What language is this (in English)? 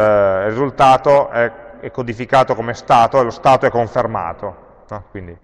Italian